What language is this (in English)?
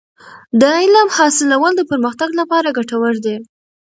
Pashto